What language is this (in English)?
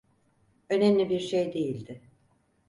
Turkish